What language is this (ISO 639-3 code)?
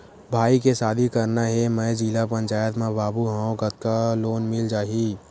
hne